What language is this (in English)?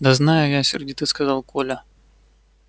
Russian